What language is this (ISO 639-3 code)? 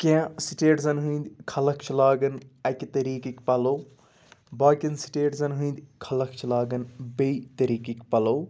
kas